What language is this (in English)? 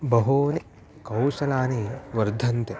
Sanskrit